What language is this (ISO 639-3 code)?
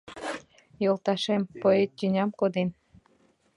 chm